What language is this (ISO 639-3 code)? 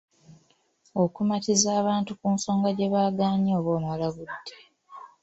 lug